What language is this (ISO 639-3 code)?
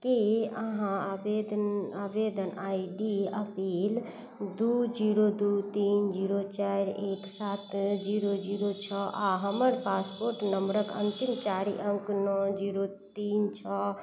mai